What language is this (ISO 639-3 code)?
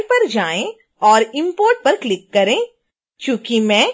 hin